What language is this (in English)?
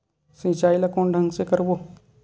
Chhattisgarhi